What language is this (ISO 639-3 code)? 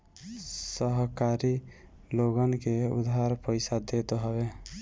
bho